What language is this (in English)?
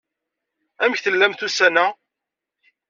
Kabyle